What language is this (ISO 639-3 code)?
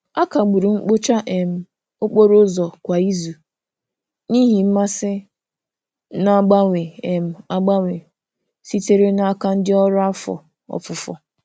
ibo